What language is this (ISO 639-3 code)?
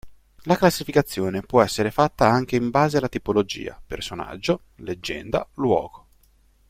ita